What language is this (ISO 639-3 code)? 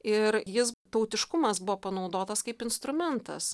lit